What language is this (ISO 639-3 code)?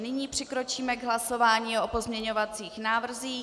ces